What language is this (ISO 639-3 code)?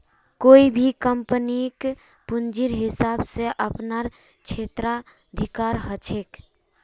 mag